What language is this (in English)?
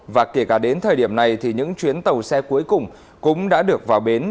Vietnamese